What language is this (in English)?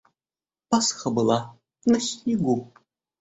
Russian